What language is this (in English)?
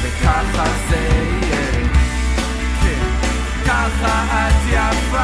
Hebrew